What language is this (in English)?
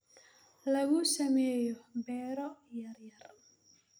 Somali